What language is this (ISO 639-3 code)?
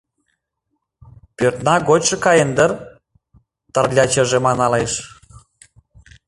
chm